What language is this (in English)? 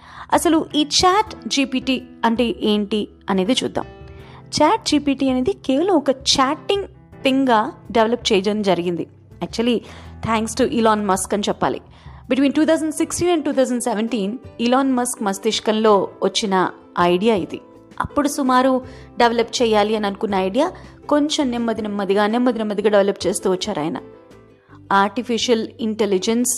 Telugu